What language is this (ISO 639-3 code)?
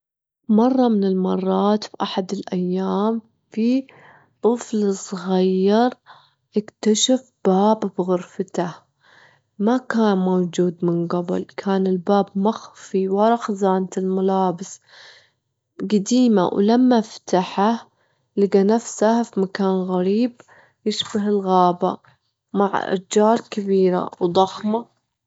afb